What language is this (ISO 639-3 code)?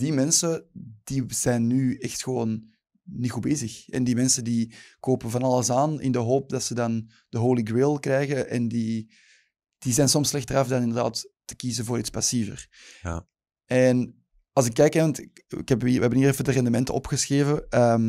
nld